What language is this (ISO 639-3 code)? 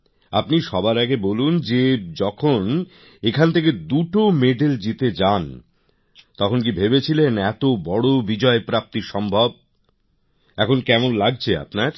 ben